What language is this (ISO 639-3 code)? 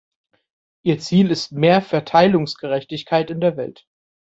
deu